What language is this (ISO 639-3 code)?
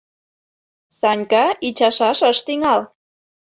chm